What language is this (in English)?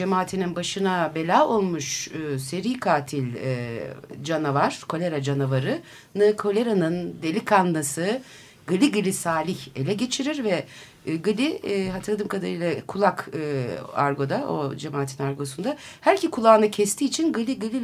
Turkish